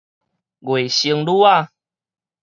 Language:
Min Nan Chinese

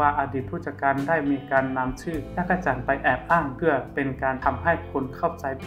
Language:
Thai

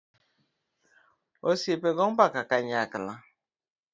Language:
Luo (Kenya and Tanzania)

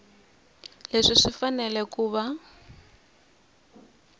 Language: Tsonga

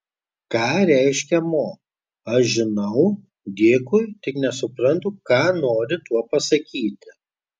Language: Lithuanian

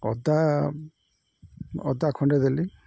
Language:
Odia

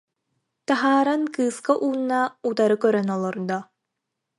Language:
Yakut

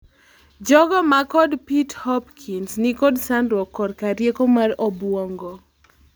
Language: Luo (Kenya and Tanzania)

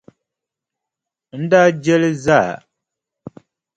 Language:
Dagbani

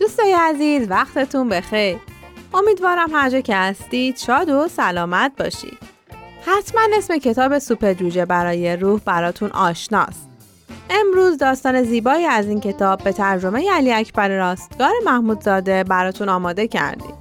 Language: Persian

